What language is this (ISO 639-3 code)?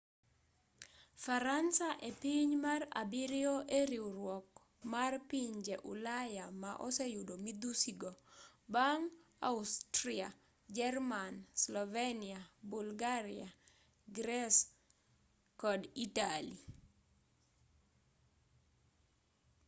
luo